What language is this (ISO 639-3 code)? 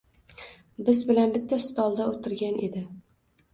uzb